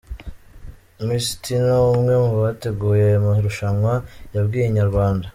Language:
Kinyarwanda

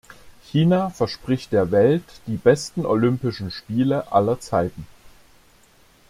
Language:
German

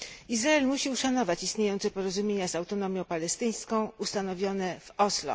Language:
Polish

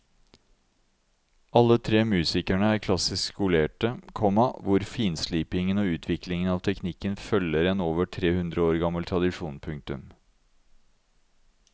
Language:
Norwegian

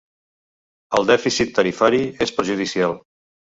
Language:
Catalan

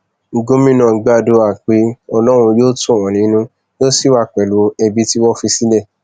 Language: Yoruba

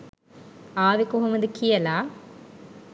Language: Sinhala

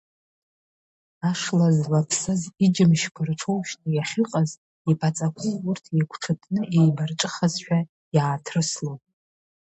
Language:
Abkhazian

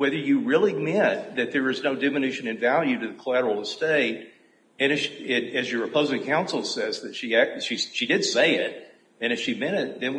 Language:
English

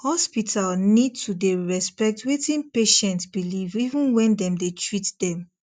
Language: Nigerian Pidgin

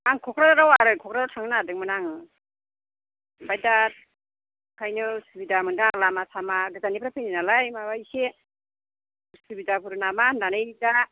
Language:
Bodo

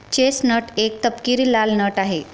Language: Marathi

